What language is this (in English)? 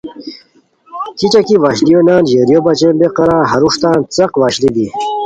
Khowar